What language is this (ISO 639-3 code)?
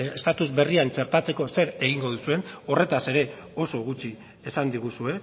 eus